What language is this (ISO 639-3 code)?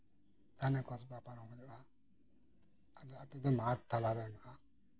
sat